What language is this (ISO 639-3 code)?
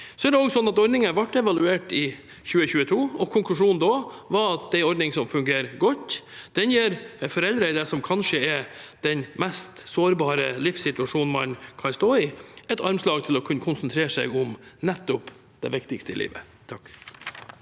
nor